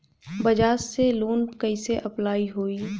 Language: Bhojpuri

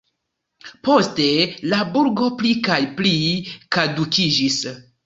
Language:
Esperanto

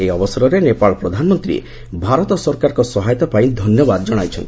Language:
Odia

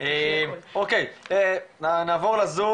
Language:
Hebrew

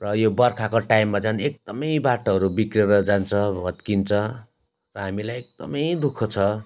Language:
Nepali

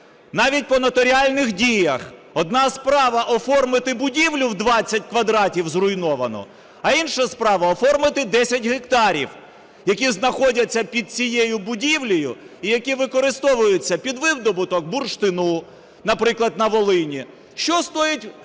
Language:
Ukrainian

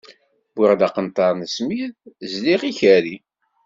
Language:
Kabyle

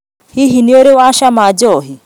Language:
Kikuyu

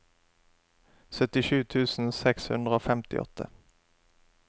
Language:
Norwegian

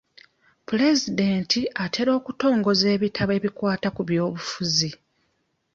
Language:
Ganda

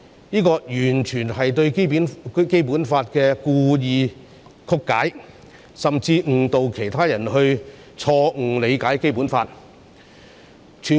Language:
Cantonese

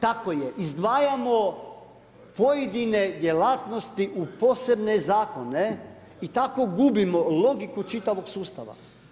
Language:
Croatian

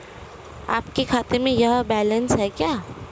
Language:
Hindi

